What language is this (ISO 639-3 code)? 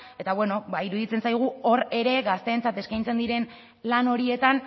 eus